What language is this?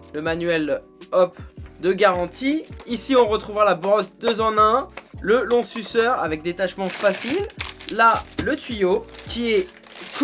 French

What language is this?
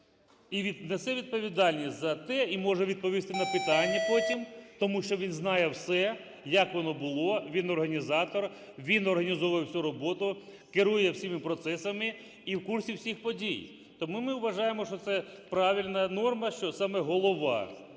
Ukrainian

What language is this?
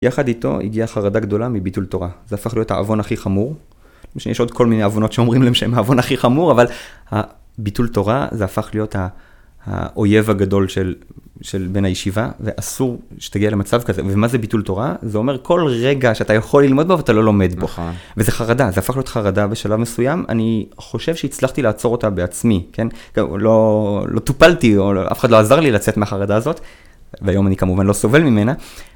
Hebrew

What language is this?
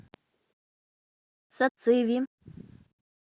Russian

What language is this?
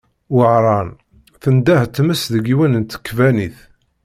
Kabyle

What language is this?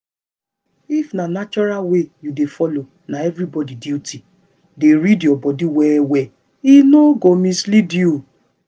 Nigerian Pidgin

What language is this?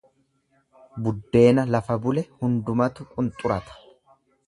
Oromo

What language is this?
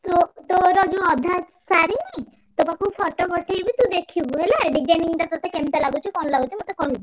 Odia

